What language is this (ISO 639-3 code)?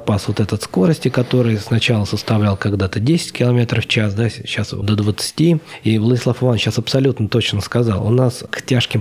rus